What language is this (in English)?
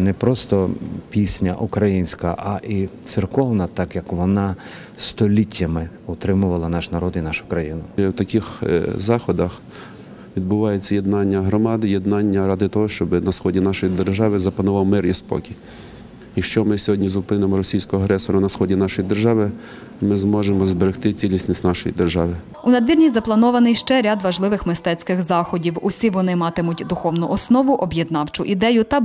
Ukrainian